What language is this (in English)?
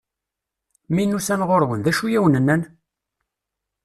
Kabyle